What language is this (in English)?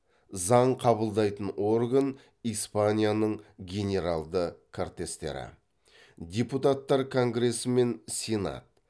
Kazakh